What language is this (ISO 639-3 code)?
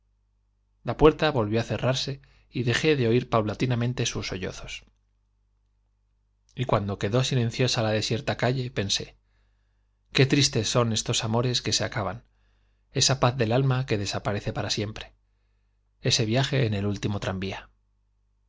spa